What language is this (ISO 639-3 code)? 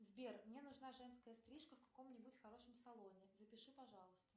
rus